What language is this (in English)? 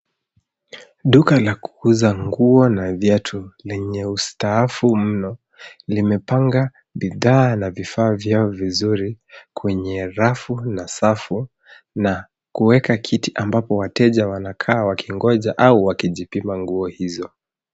Swahili